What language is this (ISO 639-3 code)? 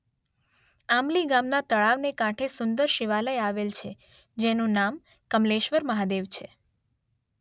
guj